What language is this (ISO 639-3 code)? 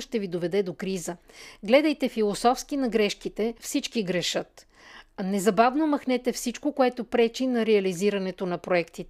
bul